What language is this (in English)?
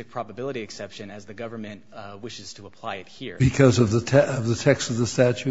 English